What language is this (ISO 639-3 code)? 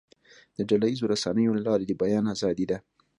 pus